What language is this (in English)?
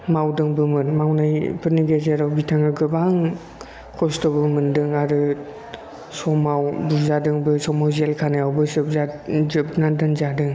Bodo